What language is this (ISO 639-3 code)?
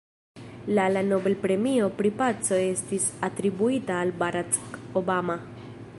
epo